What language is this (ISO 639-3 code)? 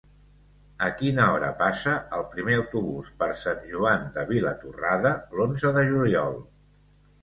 cat